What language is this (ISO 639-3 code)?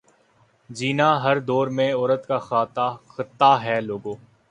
urd